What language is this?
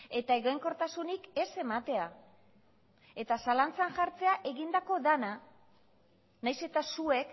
Basque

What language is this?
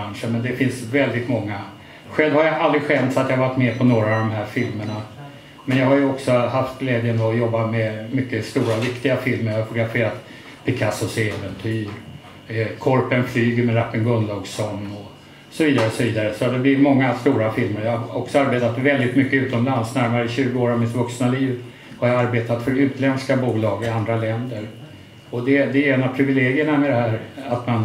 Swedish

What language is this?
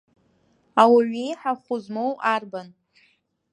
Abkhazian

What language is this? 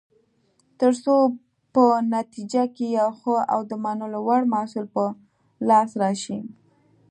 Pashto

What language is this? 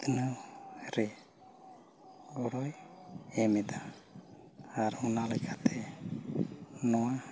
Santali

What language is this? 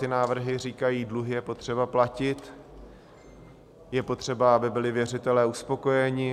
Czech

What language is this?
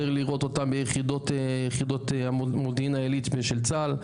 Hebrew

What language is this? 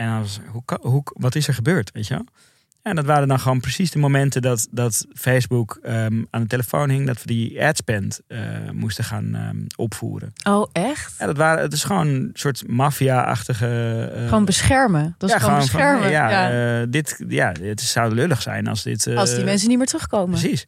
Dutch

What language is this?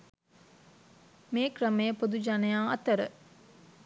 Sinhala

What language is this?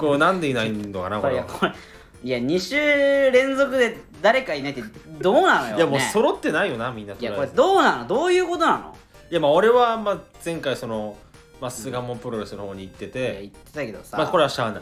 Japanese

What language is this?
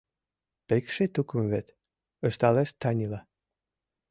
Mari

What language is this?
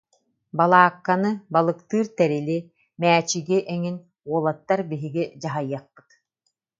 Yakut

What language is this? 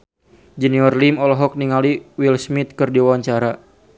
Sundanese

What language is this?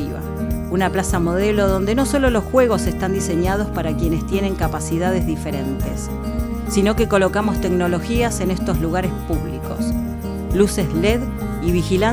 Spanish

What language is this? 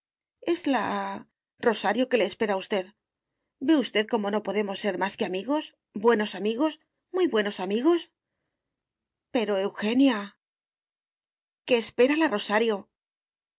Spanish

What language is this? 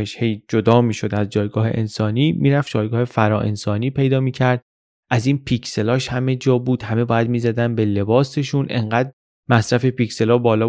Persian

